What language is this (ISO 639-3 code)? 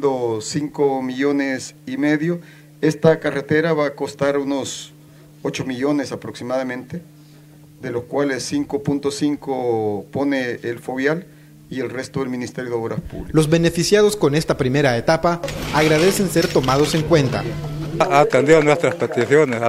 spa